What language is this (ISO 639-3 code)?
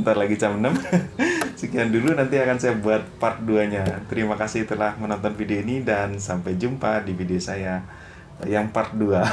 ind